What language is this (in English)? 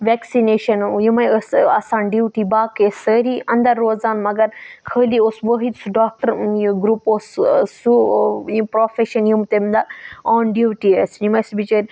Kashmiri